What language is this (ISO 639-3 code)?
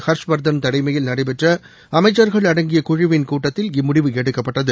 tam